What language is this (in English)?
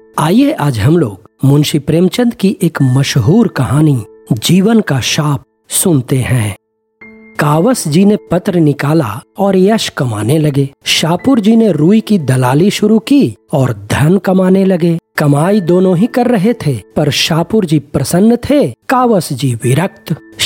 Hindi